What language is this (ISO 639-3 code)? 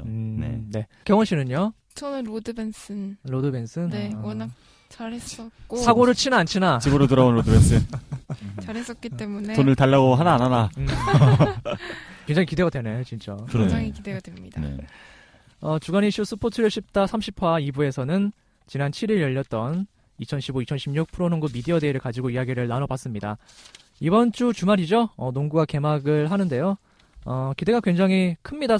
kor